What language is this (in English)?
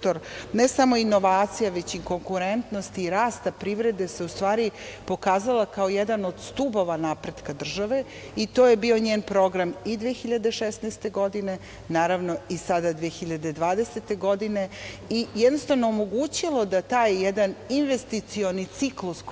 Serbian